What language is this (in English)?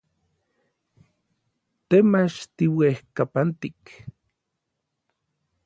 Orizaba Nahuatl